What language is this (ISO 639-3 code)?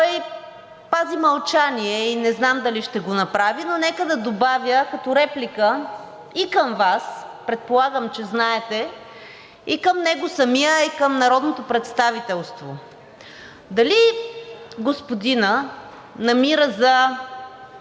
bul